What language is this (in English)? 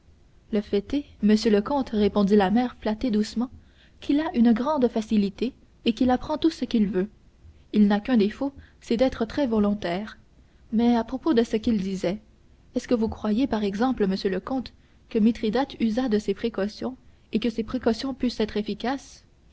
French